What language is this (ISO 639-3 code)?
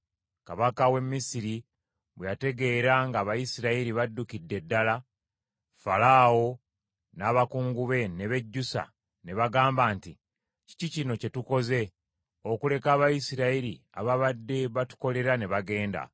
lug